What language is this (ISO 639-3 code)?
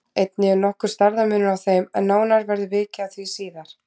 isl